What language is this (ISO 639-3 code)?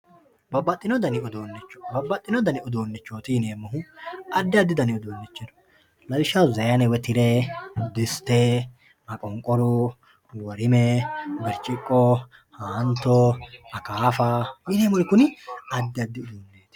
sid